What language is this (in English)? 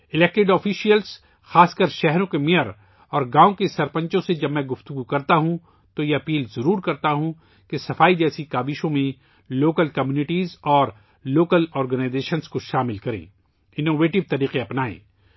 Urdu